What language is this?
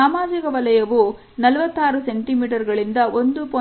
Kannada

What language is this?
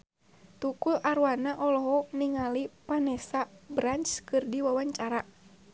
Sundanese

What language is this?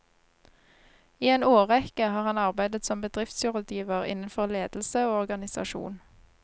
Norwegian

